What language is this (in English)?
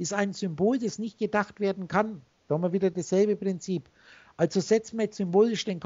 German